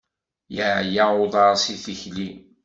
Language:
Kabyle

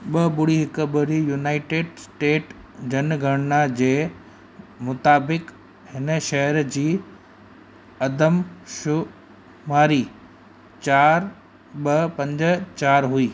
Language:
Sindhi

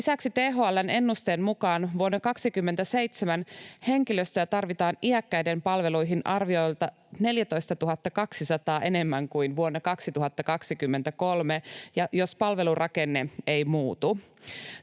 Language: Finnish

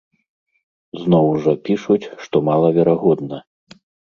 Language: Belarusian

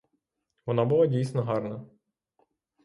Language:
Ukrainian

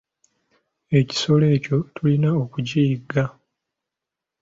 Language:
Ganda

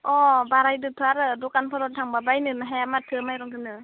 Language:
Bodo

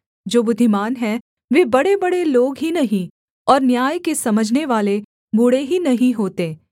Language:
Hindi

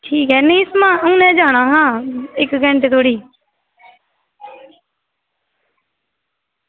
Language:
Dogri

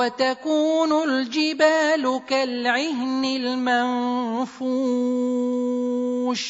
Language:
Arabic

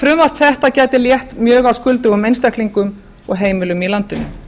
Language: Icelandic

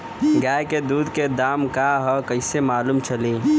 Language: Bhojpuri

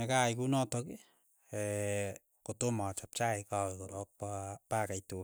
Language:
Keiyo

